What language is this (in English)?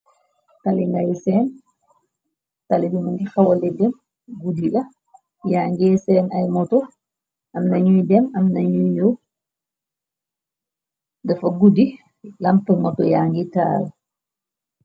Wolof